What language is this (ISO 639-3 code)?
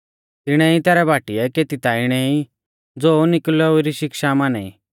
bfz